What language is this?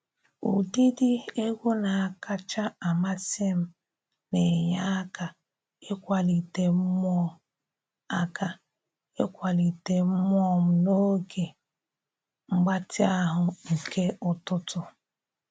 Igbo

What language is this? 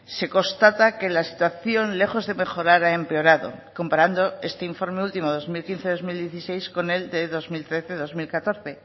Spanish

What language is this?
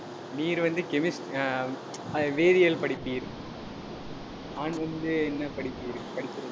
Tamil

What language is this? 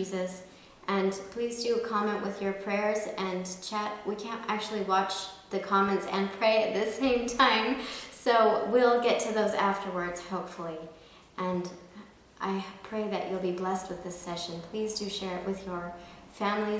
English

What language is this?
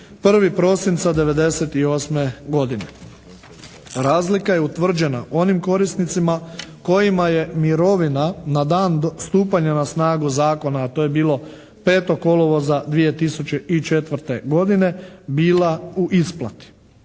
Croatian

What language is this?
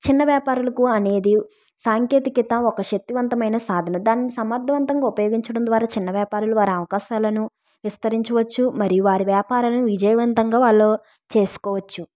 Telugu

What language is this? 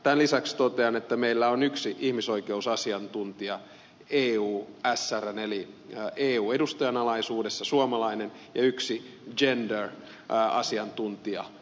Finnish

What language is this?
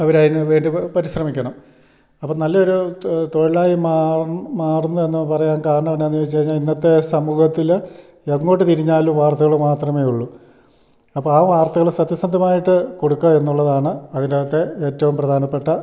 Malayalam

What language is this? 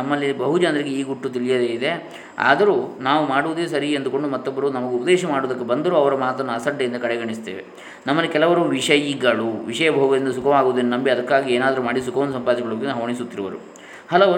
Kannada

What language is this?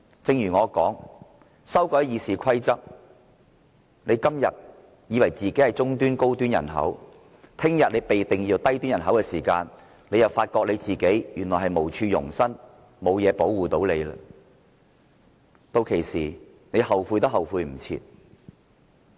Cantonese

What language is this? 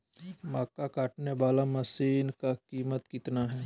Magahi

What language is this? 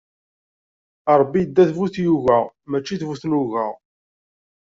Kabyle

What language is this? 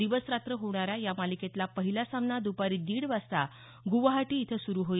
Marathi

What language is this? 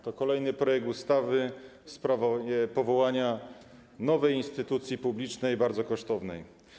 Polish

